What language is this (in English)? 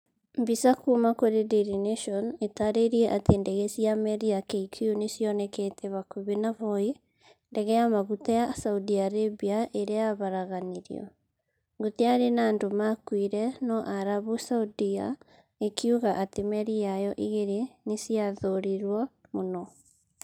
Kikuyu